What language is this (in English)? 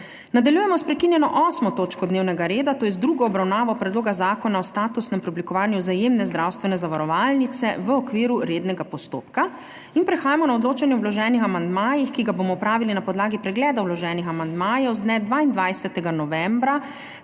Slovenian